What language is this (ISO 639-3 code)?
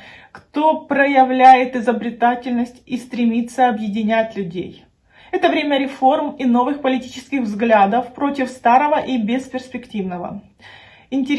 rus